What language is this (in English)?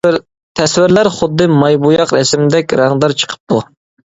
Uyghur